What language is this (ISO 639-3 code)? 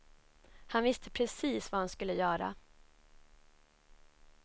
swe